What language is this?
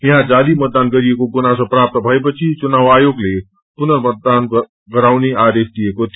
Nepali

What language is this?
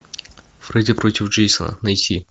Russian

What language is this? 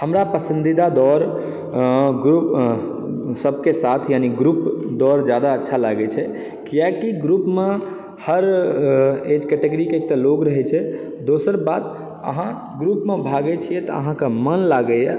Maithili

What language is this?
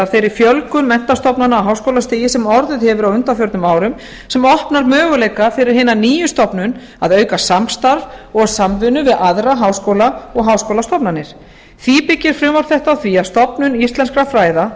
Icelandic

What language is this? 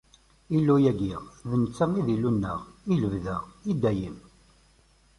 Kabyle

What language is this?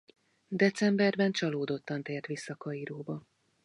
Hungarian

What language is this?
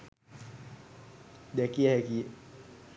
Sinhala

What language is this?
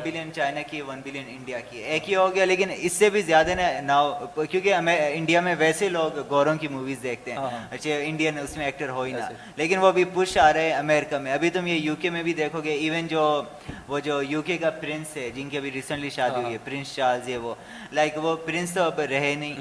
Urdu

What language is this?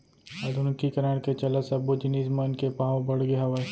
Chhattisgarhi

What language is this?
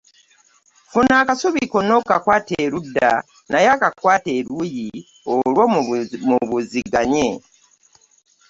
Ganda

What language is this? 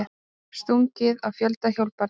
Icelandic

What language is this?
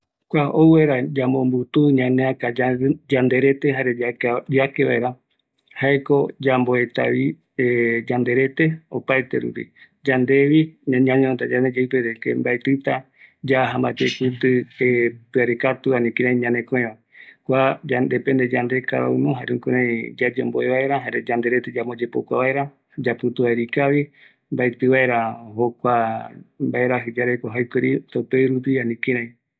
Eastern Bolivian Guaraní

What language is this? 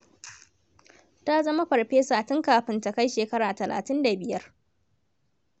Hausa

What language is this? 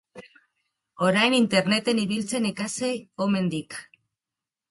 Basque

